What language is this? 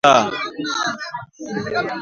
Swahili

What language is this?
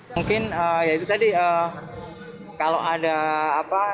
Indonesian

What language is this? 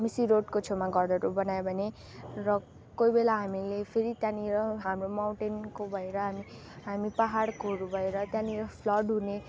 Nepali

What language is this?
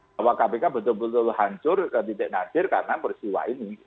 Indonesian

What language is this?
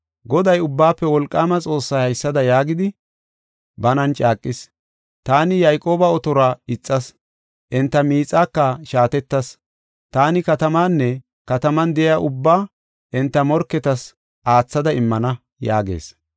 Gofa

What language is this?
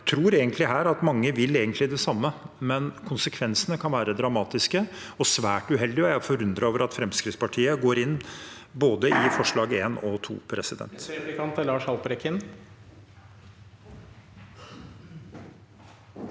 Norwegian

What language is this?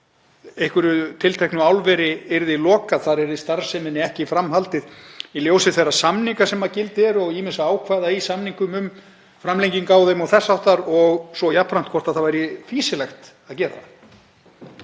Icelandic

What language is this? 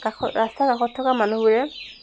Assamese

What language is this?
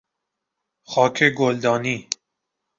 Persian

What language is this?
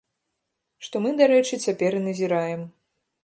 Belarusian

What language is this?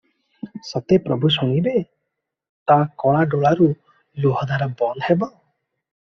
Odia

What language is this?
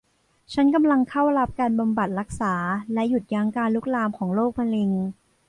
Thai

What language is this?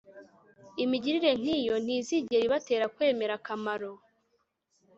Kinyarwanda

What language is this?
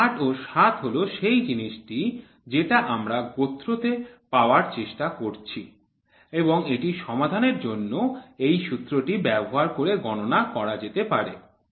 Bangla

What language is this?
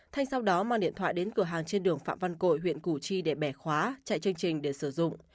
Vietnamese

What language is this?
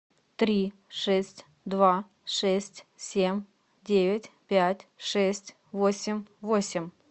Russian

